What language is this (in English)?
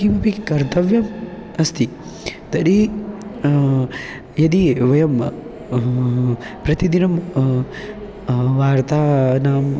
Sanskrit